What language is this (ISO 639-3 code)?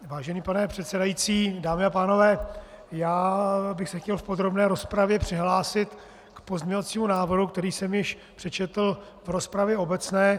ces